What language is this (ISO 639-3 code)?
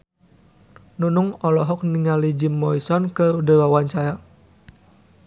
sun